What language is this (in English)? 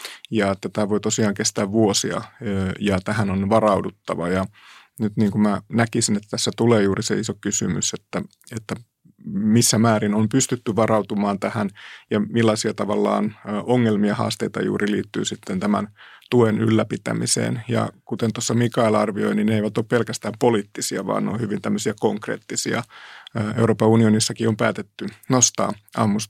Finnish